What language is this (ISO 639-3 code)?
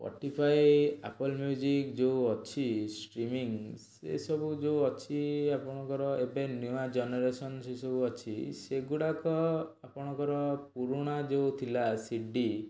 ori